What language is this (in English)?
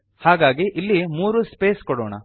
Kannada